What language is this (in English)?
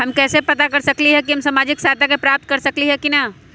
Magahi